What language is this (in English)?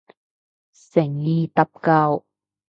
Cantonese